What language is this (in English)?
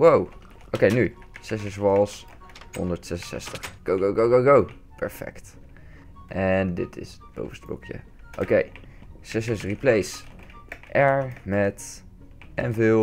Dutch